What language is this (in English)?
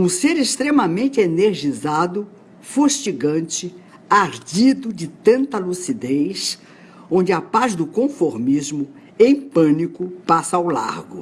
Portuguese